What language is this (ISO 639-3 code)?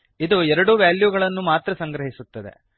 kan